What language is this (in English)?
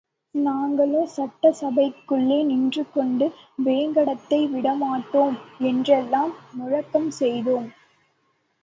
Tamil